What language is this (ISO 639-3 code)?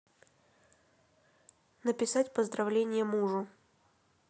rus